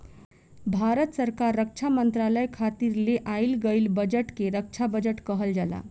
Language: Bhojpuri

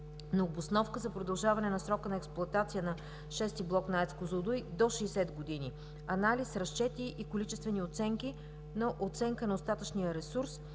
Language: Bulgarian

